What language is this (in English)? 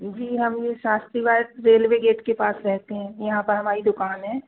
Hindi